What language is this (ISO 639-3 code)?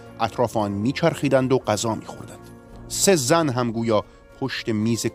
fas